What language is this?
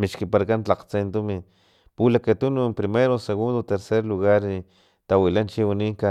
Filomena Mata-Coahuitlán Totonac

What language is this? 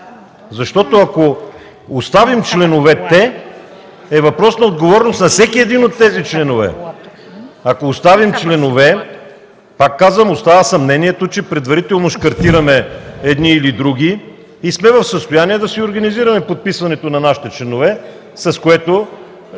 Bulgarian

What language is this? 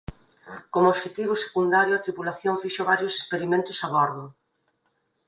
Galician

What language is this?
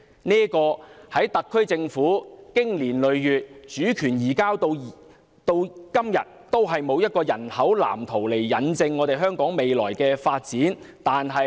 Cantonese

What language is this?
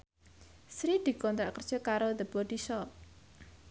Javanese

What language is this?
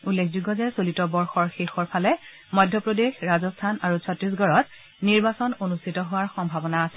Assamese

